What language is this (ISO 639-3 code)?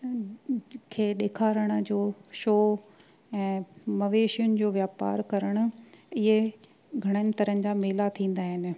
snd